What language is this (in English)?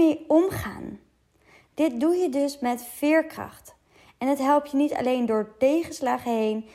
Dutch